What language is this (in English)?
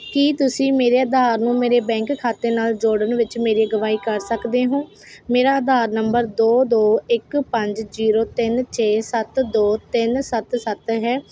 Punjabi